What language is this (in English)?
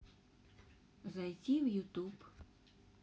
Russian